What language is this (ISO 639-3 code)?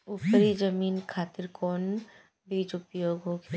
bho